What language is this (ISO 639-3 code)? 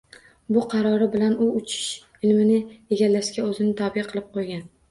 uzb